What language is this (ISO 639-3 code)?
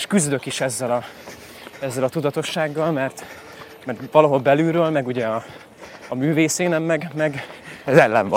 hun